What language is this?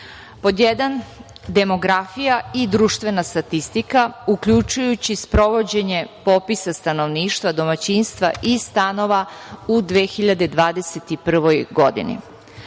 Serbian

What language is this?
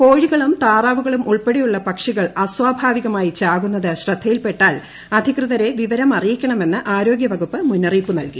Malayalam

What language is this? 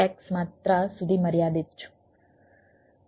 Gujarati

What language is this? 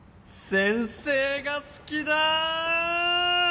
Japanese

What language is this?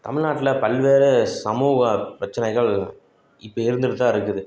Tamil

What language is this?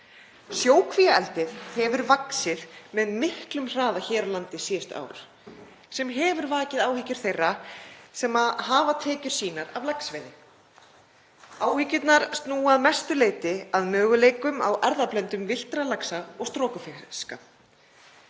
Icelandic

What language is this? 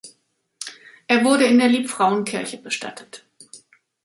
German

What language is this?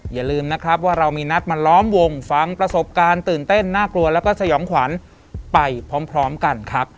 Thai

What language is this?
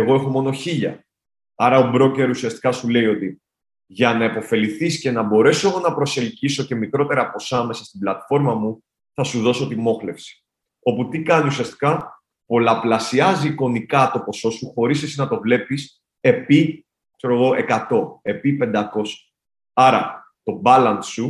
Greek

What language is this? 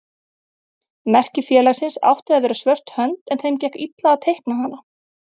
Icelandic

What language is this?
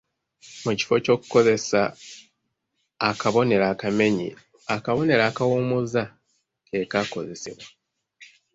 Ganda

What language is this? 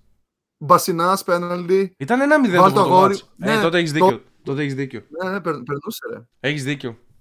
Greek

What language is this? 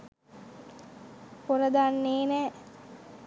Sinhala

